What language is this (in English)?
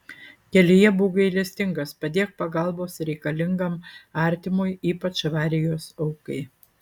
Lithuanian